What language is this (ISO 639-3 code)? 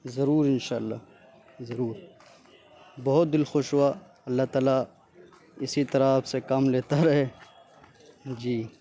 urd